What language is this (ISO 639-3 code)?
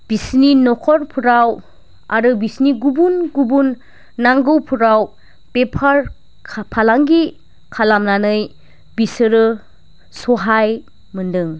brx